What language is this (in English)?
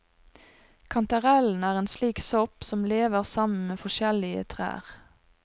Norwegian